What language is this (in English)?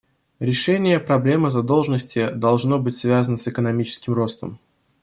Russian